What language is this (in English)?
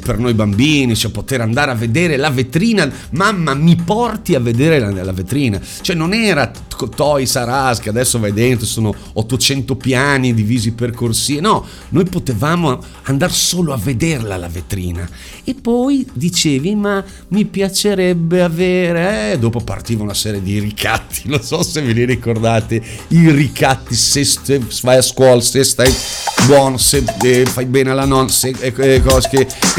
Italian